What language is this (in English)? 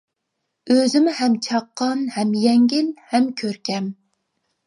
Uyghur